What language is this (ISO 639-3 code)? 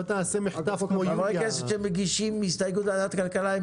heb